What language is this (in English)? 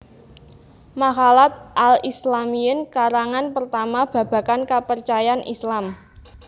Javanese